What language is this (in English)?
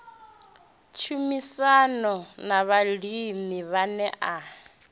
Venda